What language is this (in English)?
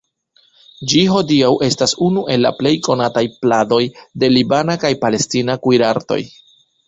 Esperanto